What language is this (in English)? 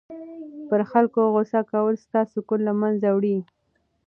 Pashto